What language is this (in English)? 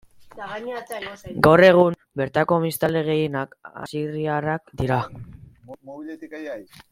Basque